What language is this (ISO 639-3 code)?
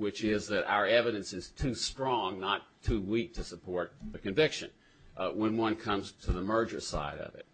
eng